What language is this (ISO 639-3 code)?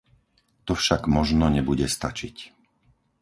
slk